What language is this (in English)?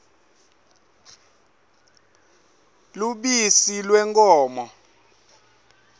Swati